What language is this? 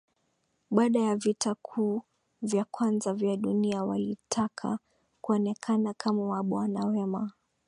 Swahili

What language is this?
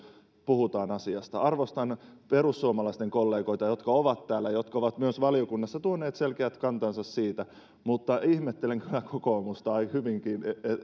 Finnish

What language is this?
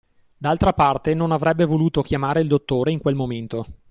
Italian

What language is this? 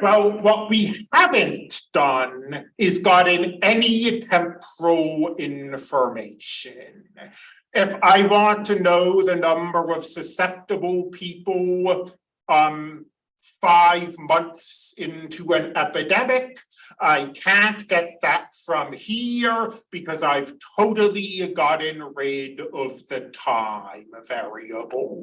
English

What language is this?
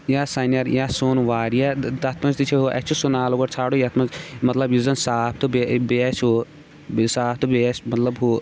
Kashmiri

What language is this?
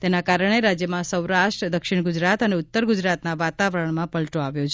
Gujarati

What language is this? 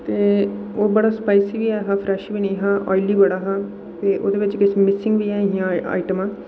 Dogri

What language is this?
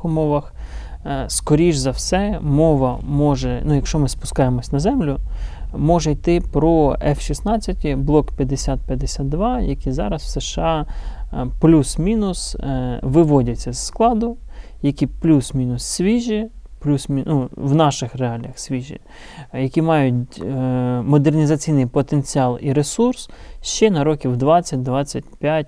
Ukrainian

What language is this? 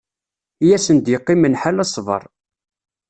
Kabyle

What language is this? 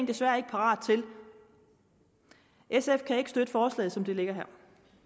Danish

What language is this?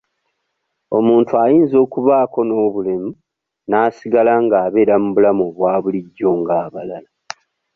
Ganda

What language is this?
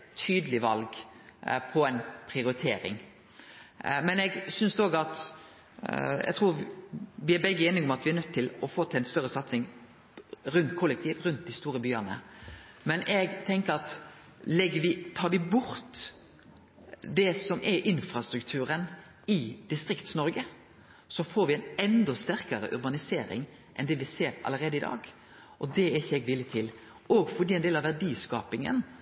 Norwegian Nynorsk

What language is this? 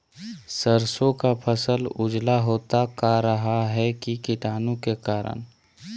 Magahi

